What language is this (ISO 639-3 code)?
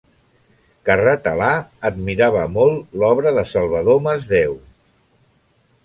cat